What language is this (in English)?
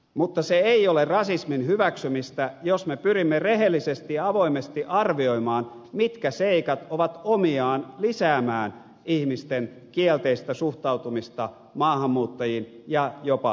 Finnish